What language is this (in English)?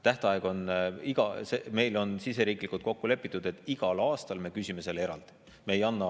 Estonian